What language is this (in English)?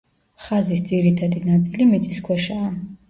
Georgian